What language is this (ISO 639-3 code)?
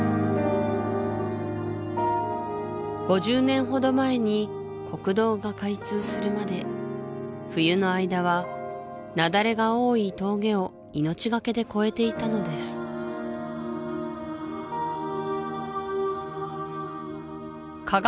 jpn